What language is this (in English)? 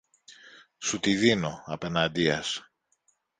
Greek